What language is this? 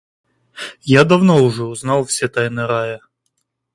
Russian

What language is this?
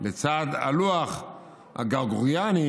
Hebrew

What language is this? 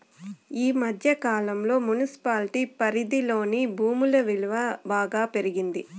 Telugu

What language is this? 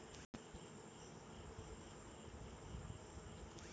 Magahi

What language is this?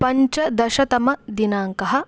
Sanskrit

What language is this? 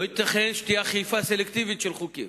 Hebrew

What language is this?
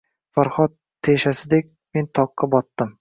Uzbek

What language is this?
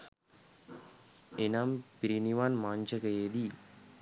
Sinhala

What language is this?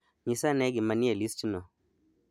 Luo (Kenya and Tanzania)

